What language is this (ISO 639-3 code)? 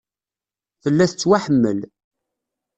kab